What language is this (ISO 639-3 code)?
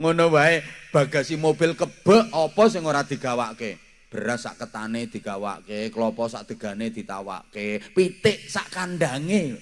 ind